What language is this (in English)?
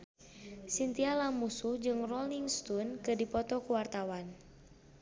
Sundanese